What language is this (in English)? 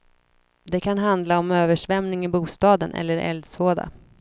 Swedish